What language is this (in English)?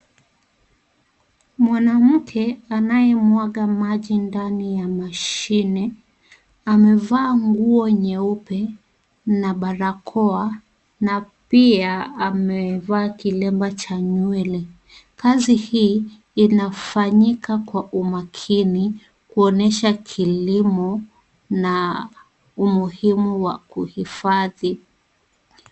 Swahili